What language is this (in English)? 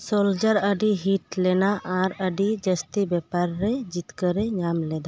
Santali